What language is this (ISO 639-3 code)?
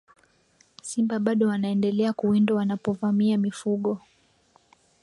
swa